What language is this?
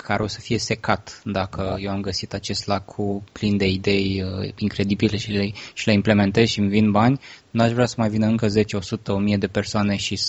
Romanian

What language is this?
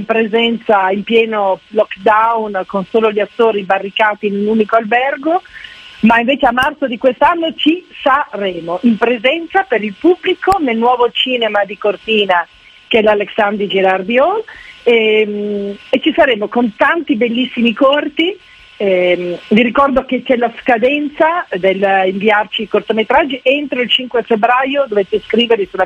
Italian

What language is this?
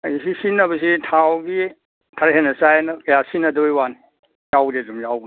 Manipuri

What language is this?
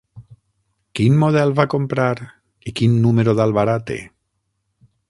Catalan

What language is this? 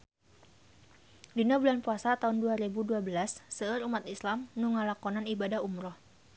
Sundanese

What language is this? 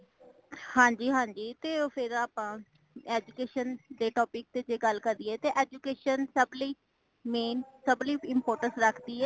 Punjabi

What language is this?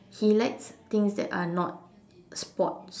English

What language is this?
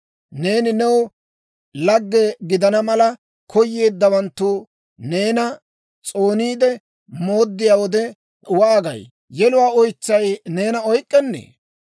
Dawro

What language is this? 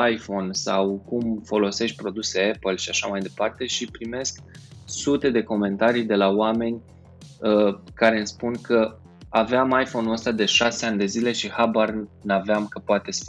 Romanian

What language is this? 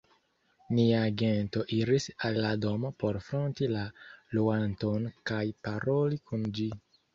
Esperanto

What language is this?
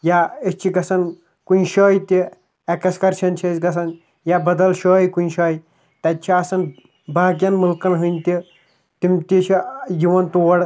Kashmiri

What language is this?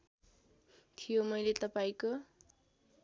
Nepali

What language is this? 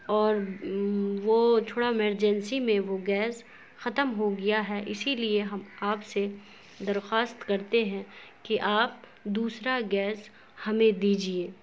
Urdu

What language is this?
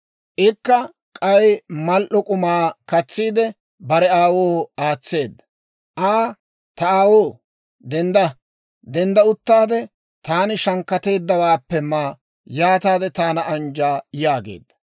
Dawro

